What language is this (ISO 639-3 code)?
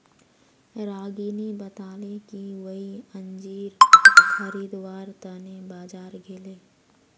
mag